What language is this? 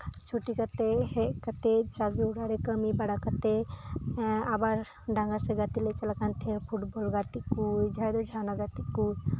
Santali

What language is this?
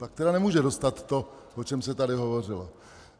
Czech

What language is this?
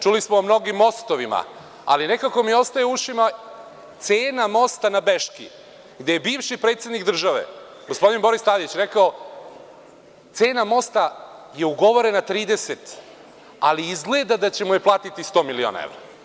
Serbian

